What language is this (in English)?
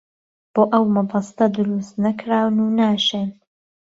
Central Kurdish